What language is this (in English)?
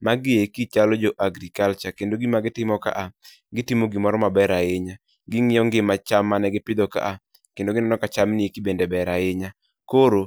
Luo (Kenya and Tanzania)